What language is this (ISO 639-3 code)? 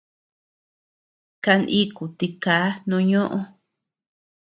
cux